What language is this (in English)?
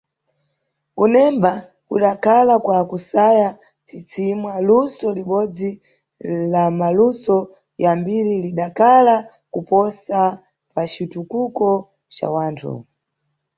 Nyungwe